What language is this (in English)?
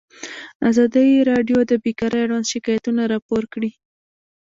Pashto